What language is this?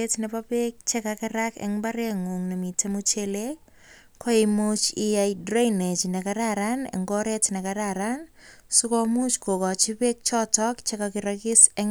Kalenjin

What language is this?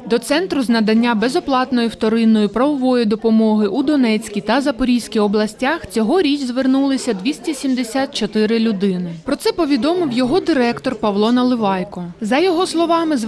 Ukrainian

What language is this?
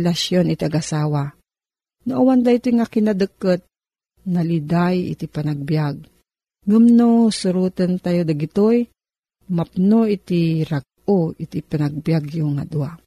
Filipino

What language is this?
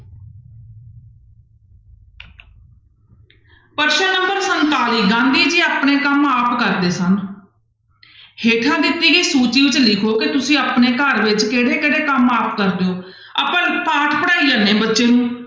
Punjabi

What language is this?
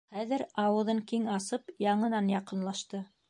Bashkir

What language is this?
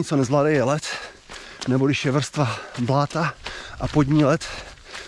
Czech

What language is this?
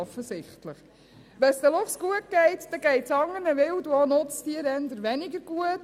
Swiss German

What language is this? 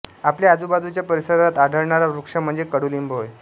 Marathi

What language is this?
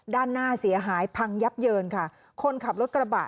Thai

